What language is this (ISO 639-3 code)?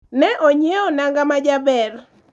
luo